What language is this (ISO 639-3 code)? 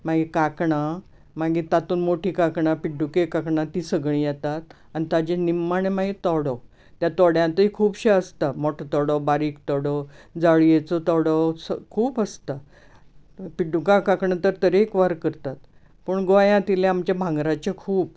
kok